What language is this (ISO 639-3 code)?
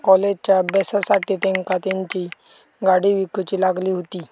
mar